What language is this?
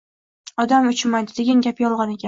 Uzbek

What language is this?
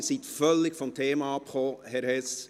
Swiss German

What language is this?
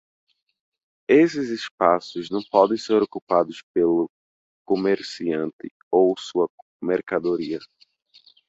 Portuguese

